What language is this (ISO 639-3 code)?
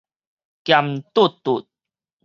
nan